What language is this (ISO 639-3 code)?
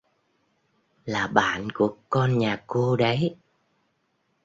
vie